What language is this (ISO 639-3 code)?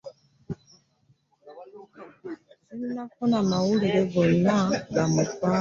lug